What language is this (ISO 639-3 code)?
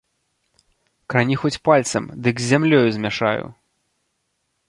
bel